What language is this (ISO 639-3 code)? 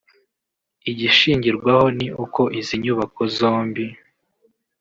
kin